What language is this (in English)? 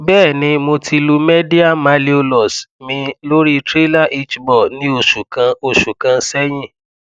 Yoruba